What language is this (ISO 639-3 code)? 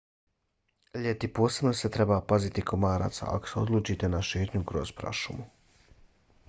bos